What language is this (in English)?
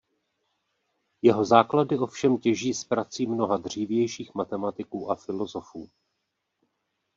Czech